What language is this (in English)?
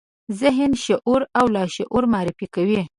Pashto